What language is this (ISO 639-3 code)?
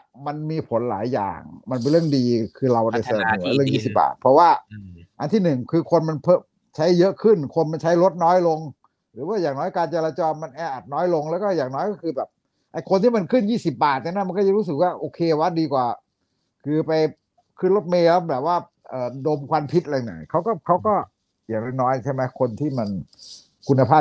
tha